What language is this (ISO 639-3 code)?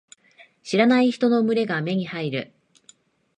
jpn